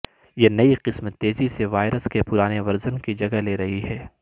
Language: Urdu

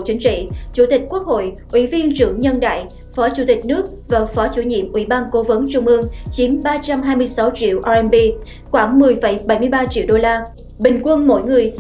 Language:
Vietnamese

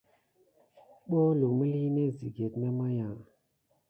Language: Gidar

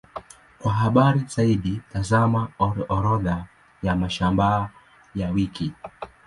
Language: Swahili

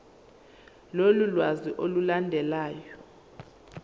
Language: Zulu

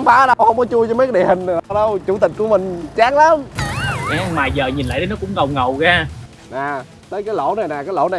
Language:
Vietnamese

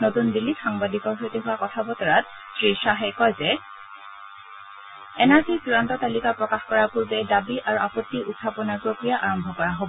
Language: Assamese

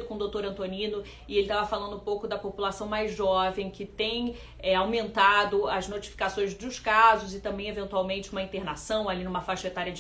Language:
Portuguese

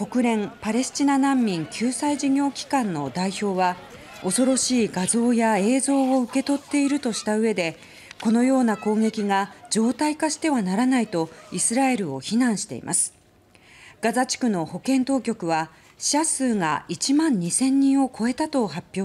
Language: Japanese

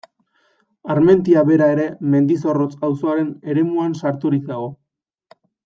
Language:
Basque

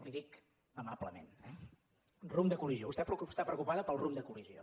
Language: Catalan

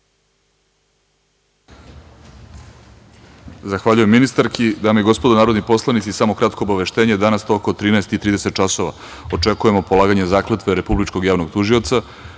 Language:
Serbian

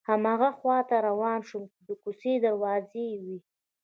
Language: Pashto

